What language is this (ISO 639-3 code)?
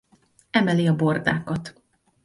hun